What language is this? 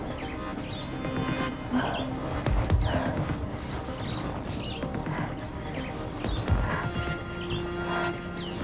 Indonesian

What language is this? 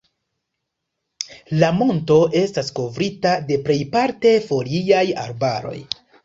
Esperanto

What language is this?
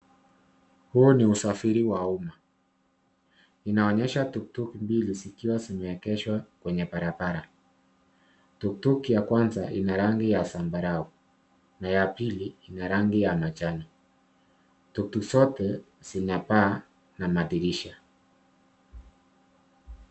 Swahili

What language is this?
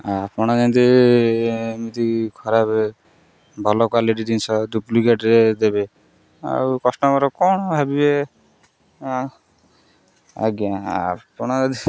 Odia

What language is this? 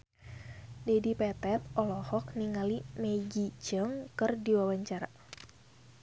Sundanese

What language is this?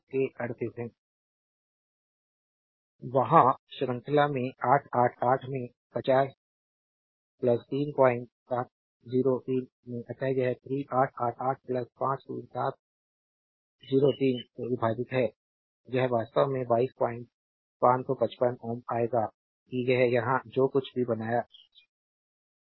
Hindi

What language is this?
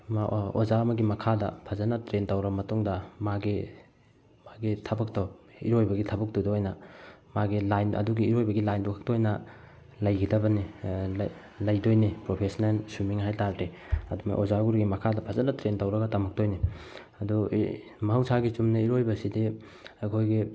Manipuri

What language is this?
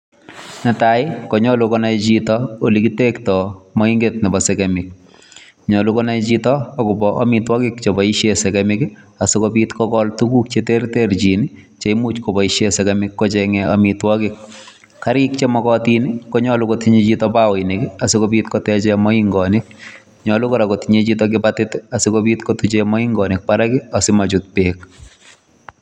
Kalenjin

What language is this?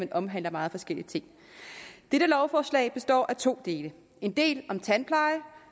Danish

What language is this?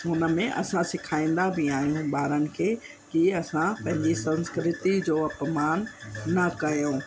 Sindhi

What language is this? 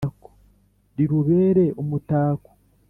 Kinyarwanda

